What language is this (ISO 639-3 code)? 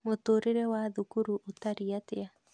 kik